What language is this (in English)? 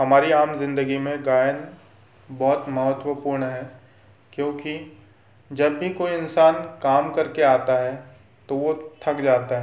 Hindi